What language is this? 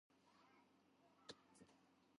Georgian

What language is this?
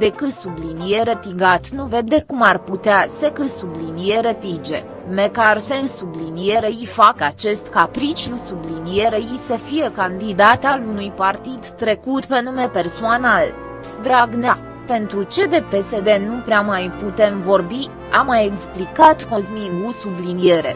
Romanian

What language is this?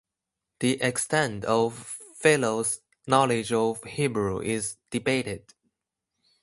English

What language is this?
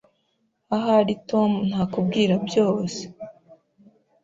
Kinyarwanda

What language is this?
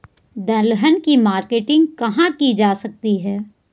Hindi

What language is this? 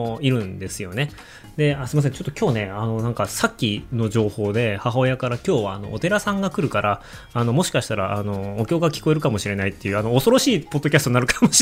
Japanese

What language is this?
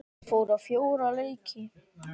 Icelandic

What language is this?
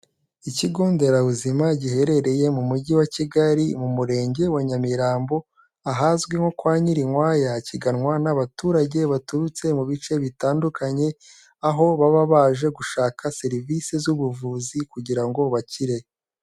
Kinyarwanda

